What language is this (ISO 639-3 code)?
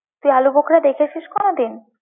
ben